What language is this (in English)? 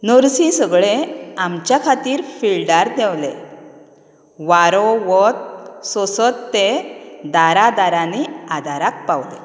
Konkani